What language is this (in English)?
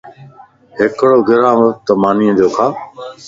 Lasi